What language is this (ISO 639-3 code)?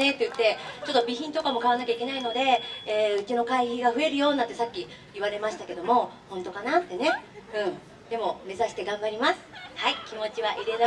jpn